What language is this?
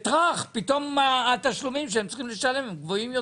Hebrew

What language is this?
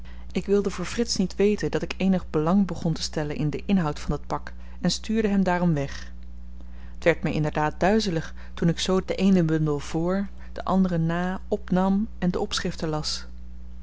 Dutch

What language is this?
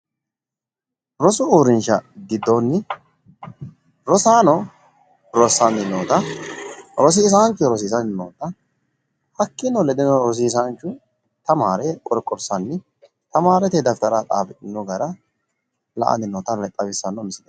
Sidamo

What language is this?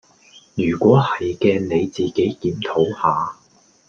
Cantonese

